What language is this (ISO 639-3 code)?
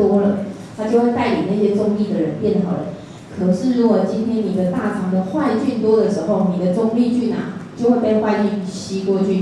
zho